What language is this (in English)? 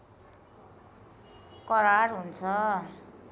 Nepali